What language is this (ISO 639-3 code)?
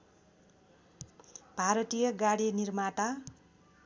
nep